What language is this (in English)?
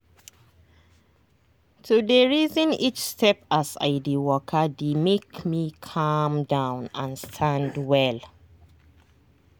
Nigerian Pidgin